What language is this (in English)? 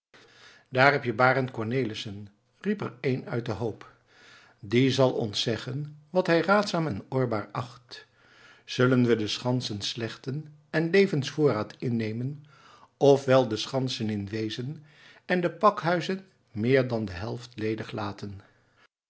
Dutch